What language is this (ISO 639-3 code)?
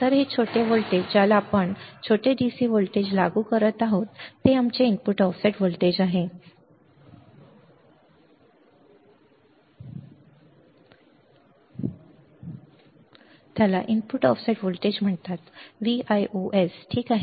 mar